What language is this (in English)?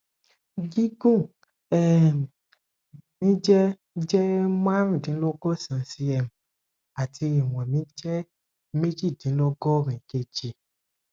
Yoruba